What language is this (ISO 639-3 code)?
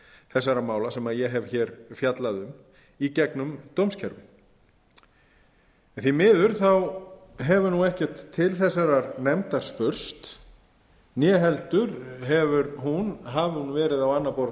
isl